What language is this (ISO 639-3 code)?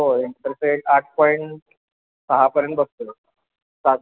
mar